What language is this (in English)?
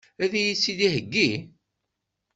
Kabyle